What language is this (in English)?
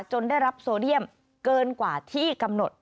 Thai